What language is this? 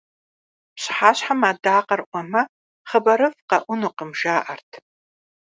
Kabardian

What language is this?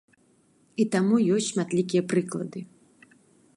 Belarusian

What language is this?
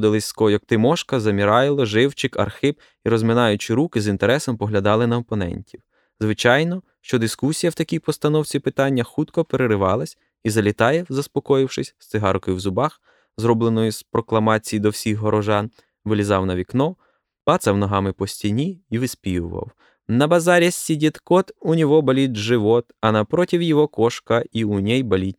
Ukrainian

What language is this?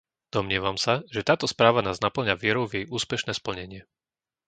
Slovak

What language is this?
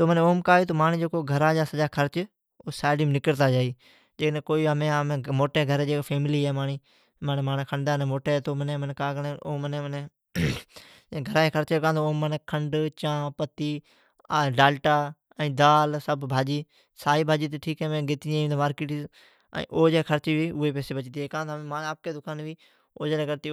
Od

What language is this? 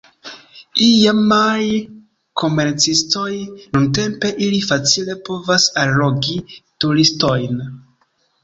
Esperanto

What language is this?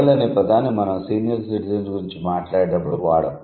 Telugu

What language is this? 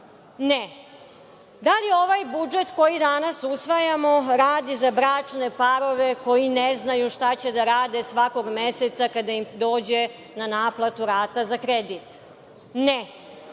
Serbian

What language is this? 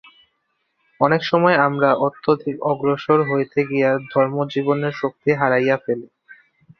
Bangla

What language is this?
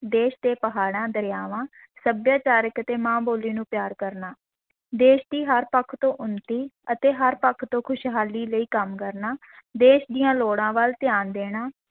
Punjabi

